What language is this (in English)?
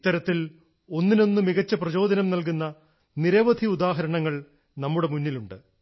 Malayalam